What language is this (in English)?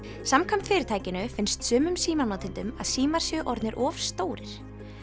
Icelandic